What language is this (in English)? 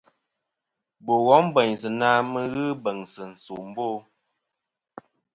Kom